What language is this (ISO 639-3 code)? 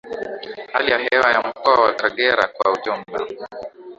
swa